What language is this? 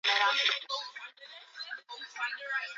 Swahili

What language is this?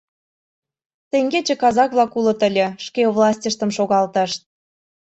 Mari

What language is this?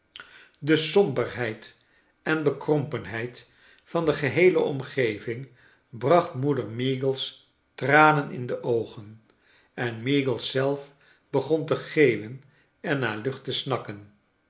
Dutch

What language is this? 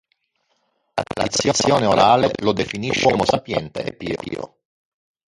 Italian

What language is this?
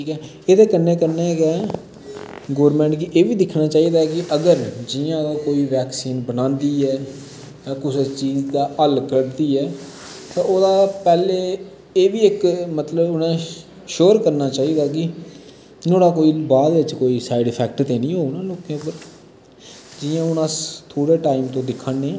Dogri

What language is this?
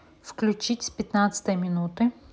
Russian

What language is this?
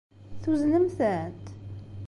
Kabyle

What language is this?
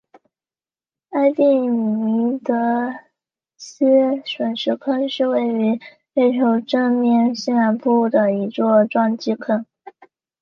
Chinese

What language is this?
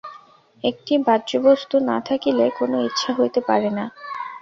Bangla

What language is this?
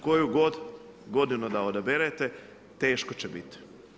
Croatian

